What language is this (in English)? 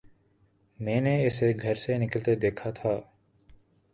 Urdu